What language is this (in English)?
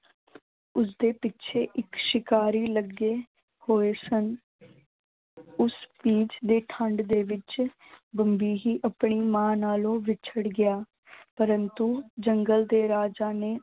Punjabi